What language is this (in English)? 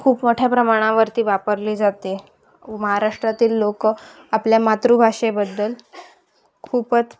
Marathi